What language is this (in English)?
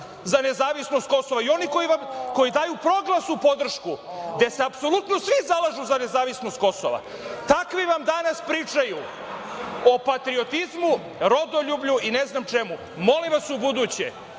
Serbian